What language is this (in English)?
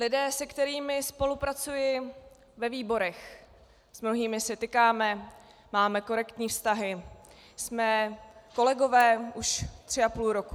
Czech